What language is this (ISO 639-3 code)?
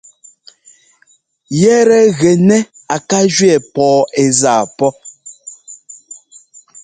jgo